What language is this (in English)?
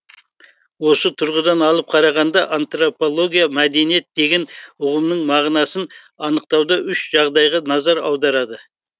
Kazakh